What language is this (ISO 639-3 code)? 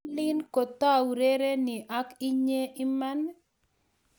kln